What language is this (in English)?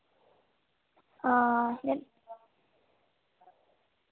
Dogri